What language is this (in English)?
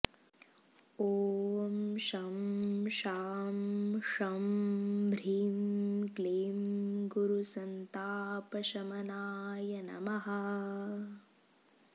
Sanskrit